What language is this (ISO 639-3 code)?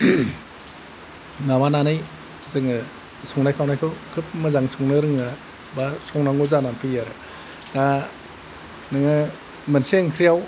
brx